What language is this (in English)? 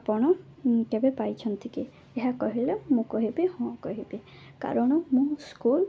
Odia